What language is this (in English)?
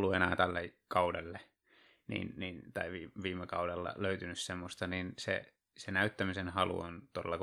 Finnish